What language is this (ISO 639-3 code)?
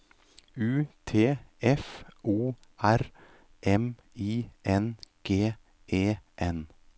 nor